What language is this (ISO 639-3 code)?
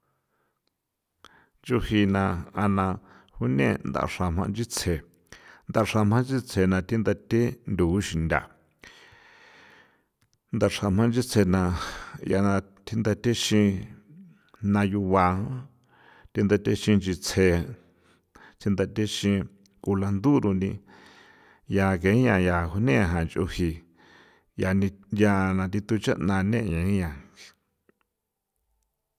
pow